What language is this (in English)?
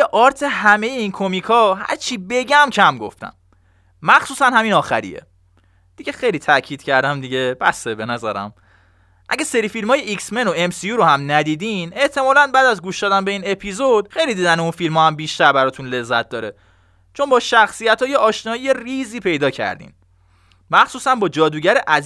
Persian